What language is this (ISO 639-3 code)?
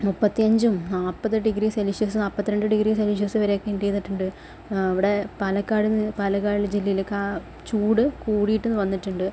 mal